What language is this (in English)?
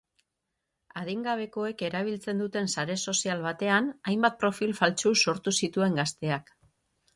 Basque